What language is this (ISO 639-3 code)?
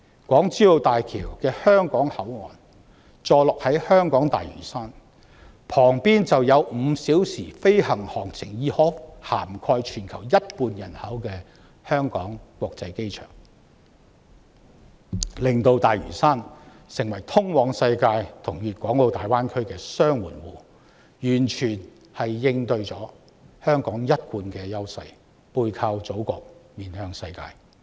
yue